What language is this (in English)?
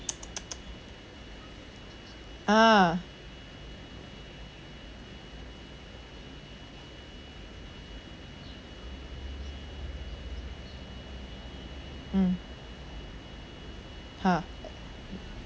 English